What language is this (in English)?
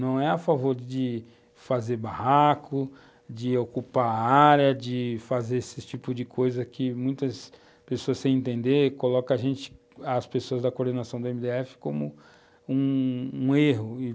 Portuguese